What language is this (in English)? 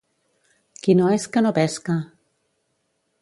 Catalan